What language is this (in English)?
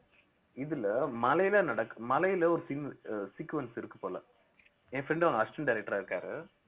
Tamil